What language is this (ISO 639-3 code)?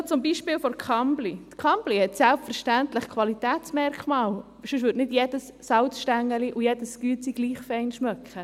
gsw